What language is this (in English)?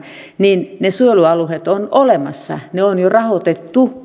Finnish